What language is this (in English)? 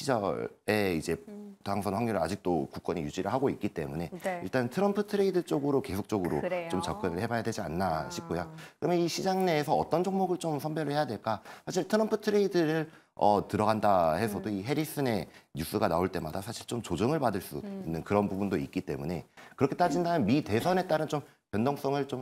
Korean